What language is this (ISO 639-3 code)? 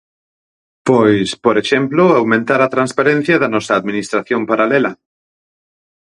glg